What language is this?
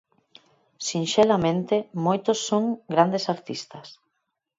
Galician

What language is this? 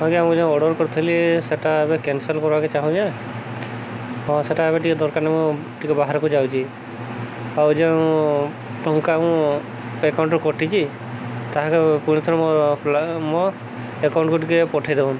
Odia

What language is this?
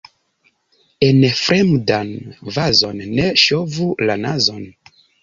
Esperanto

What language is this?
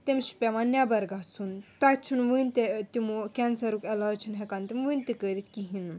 Kashmiri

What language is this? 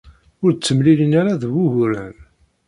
Kabyle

